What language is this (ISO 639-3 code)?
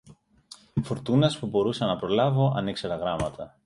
ell